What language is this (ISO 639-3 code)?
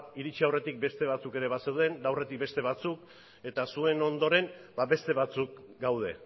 eus